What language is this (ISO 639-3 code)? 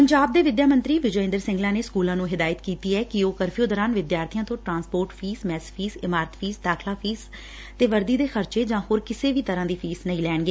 pan